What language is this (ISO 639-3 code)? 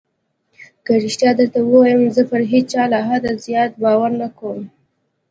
pus